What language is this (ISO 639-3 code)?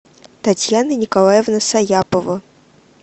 rus